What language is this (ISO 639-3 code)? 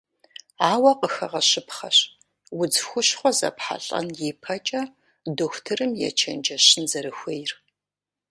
kbd